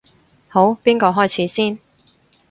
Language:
Cantonese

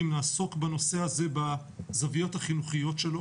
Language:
Hebrew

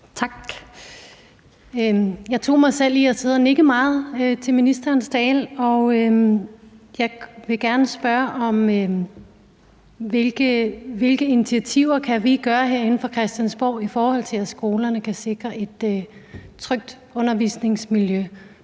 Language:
Danish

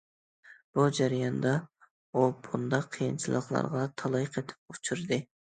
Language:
Uyghur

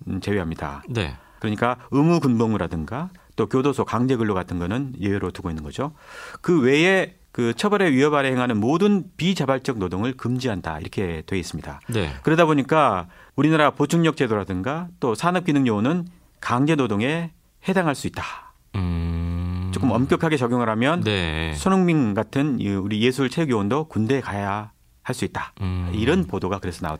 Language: Korean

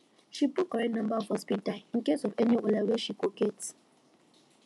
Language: Nigerian Pidgin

